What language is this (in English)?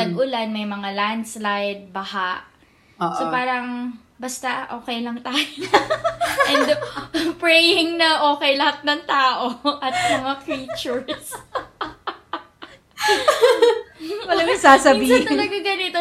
Filipino